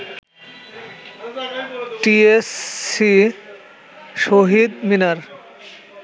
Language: Bangla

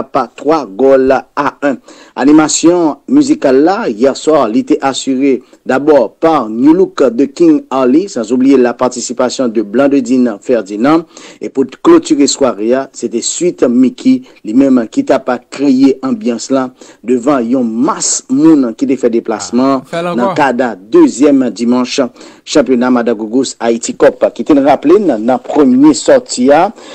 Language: French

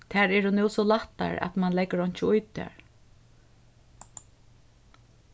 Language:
Faroese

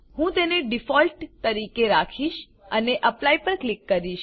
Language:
Gujarati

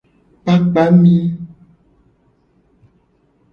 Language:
Gen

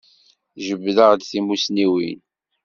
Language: Kabyle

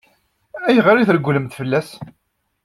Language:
Kabyle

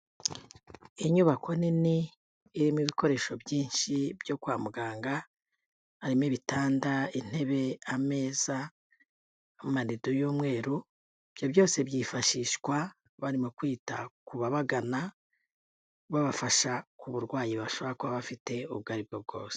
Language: Kinyarwanda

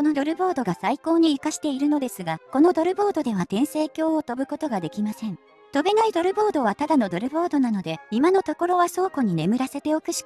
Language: Japanese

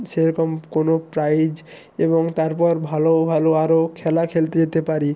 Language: Bangla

